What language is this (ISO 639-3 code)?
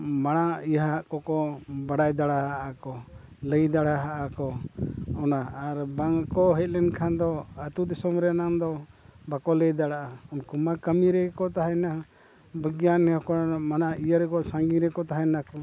sat